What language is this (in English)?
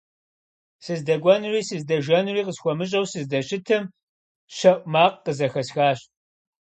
Kabardian